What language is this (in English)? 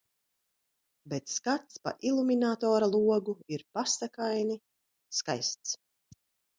Latvian